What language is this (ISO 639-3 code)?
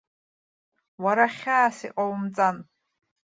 abk